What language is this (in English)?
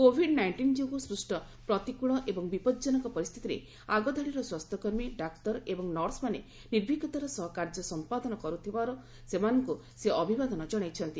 Odia